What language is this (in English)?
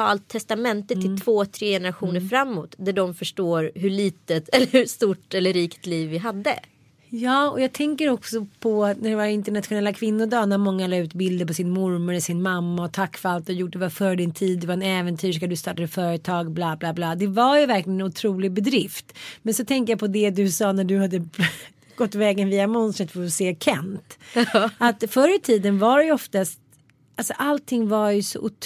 Swedish